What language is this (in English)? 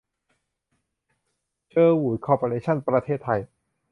Thai